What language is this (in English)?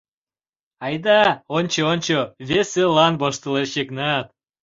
Mari